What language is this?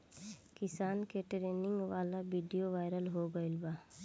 Bhojpuri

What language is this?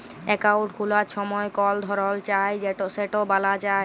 Bangla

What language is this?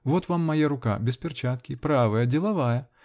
Russian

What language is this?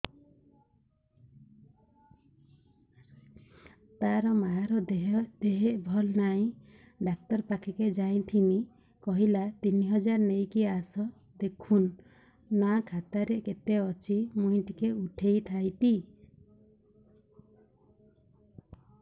Odia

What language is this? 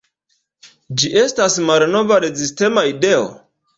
Esperanto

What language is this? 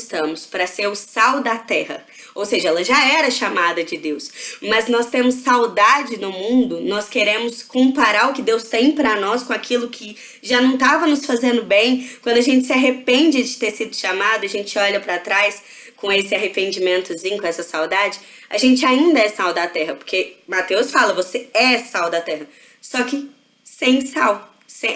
Portuguese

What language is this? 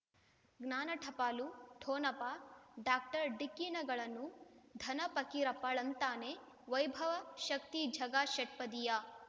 Kannada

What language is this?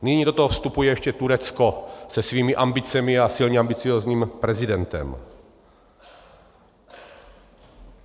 Czech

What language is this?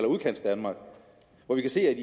Danish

